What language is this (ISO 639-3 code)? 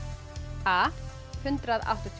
isl